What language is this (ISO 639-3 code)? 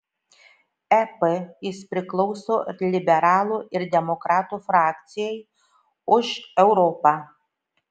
lit